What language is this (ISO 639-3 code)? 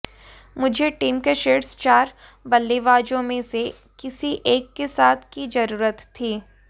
hin